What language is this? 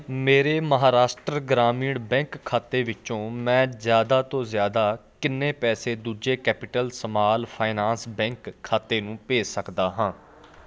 Punjabi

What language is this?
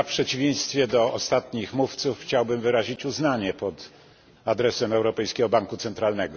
Polish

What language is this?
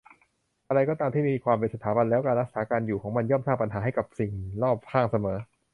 Thai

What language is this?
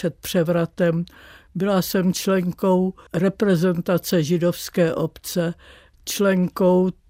Czech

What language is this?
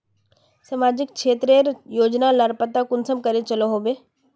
Magahi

